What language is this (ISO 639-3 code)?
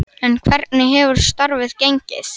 isl